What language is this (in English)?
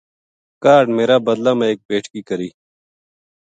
Gujari